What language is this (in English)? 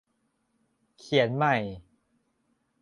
Thai